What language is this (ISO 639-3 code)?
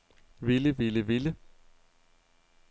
dan